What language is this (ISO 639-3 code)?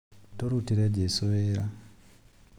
kik